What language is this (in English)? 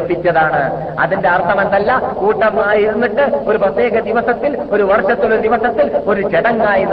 Malayalam